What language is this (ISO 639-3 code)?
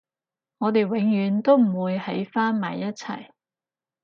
yue